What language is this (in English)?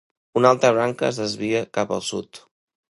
Catalan